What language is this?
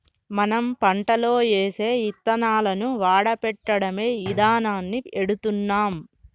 Telugu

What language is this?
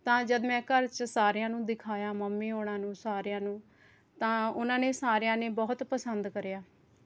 Punjabi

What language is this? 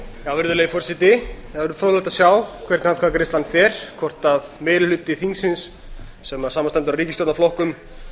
Icelandic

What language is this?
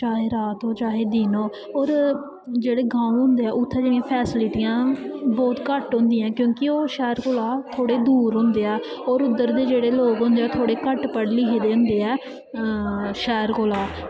Dogri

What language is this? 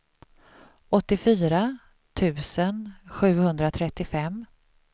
Swedish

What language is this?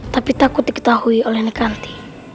Indonesian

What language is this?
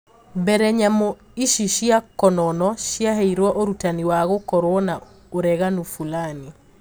Kikuyu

